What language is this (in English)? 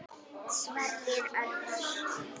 Icelandic